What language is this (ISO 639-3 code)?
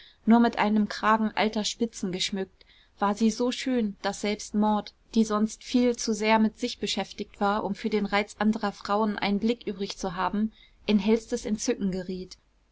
deu